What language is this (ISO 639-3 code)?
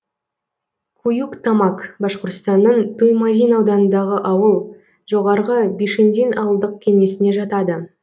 kaz